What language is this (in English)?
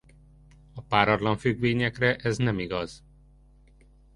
Hungarian